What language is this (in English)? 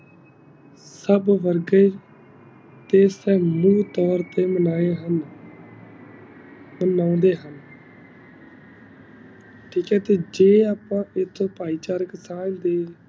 Punjabi